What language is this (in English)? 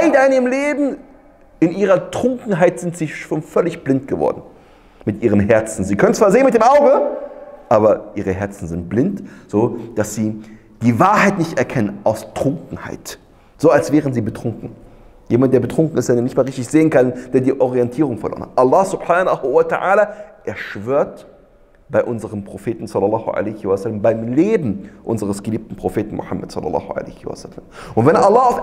German